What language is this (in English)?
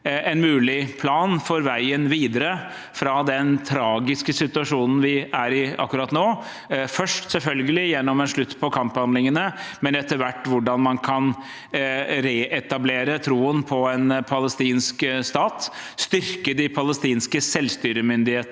Norwegian